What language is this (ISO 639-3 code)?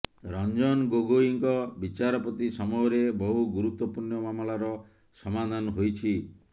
ori